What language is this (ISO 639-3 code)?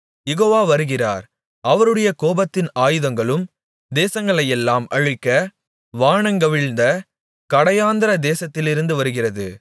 tam